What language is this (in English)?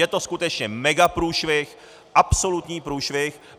Czech